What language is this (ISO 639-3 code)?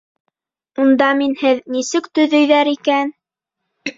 bak